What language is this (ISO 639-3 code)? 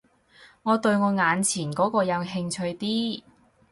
yue